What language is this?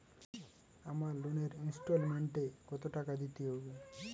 Bangla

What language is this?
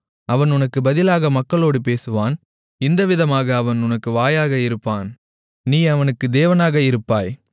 Tamil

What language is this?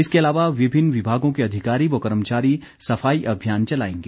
Hindi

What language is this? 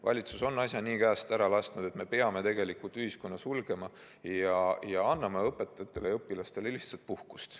Estonian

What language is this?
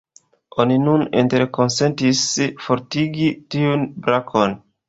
Esperanto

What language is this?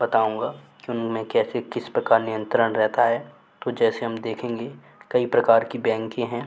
Hindi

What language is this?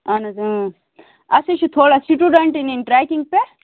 Kashmiri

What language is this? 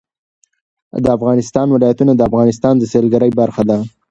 Pashto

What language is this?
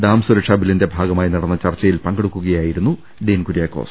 Malayalam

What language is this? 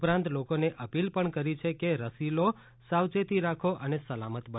Gujarati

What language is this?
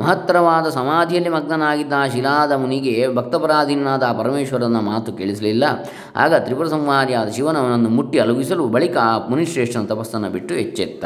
Kannada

